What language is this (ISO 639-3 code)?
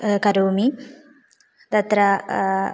san